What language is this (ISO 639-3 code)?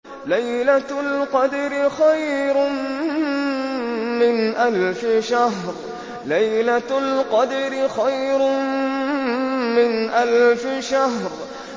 ara